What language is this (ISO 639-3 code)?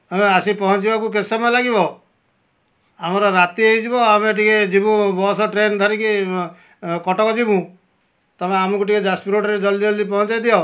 ori